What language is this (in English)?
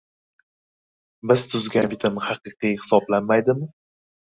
Uzbek